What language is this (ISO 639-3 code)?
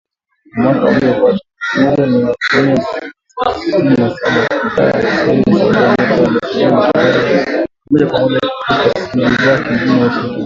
swa